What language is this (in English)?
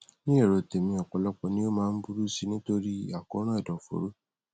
Yoruba